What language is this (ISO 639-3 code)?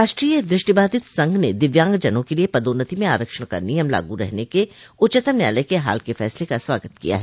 hin